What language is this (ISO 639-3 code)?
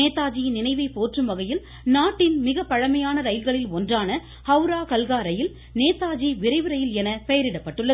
tam